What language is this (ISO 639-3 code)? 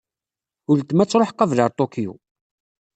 kab